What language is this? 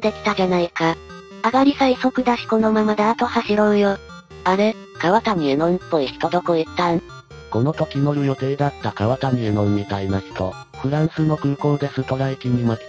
Japanese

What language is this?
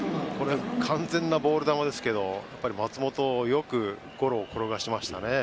Japanese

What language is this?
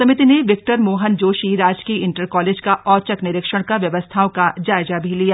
Hindi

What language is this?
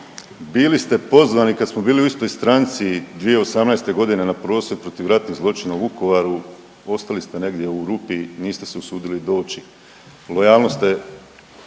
Croatian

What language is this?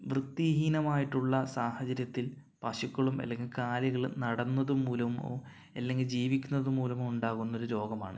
Malayalam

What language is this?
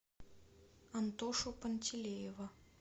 Russian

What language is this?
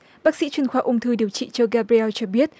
Vietnamese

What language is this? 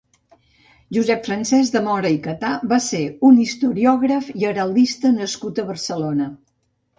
Catalan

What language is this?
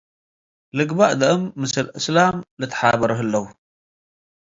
Tigre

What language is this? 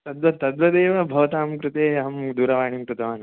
Sanskrit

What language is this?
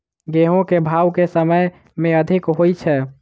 Maithili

